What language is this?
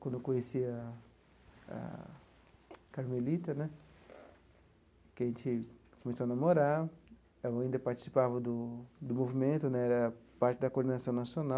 Portuguese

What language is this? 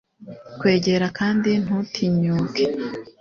Kinyarwanda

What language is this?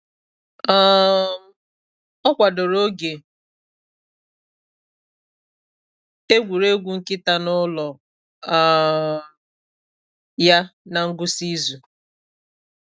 Igbo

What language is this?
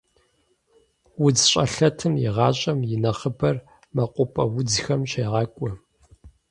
Kabardian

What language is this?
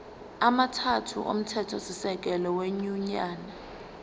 Zulu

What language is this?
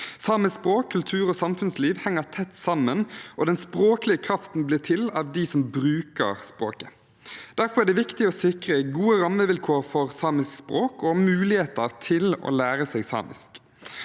Norwegian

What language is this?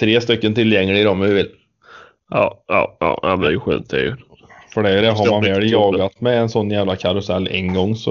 Swedish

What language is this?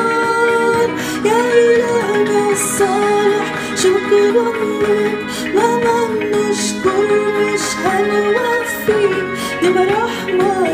Arabic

